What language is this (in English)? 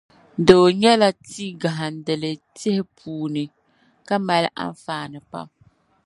Dagbani